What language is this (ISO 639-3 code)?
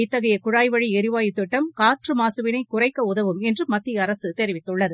tam